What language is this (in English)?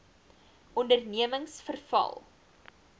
Afrikaans